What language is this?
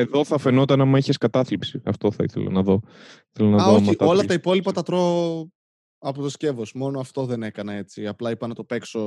Greek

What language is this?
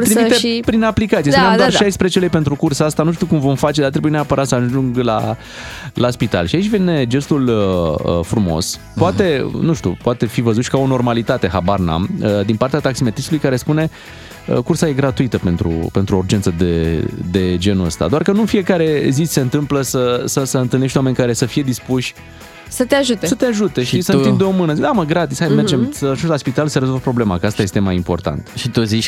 Romanian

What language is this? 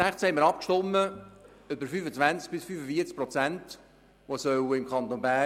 Swiss German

